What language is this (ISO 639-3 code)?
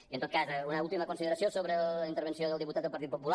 cat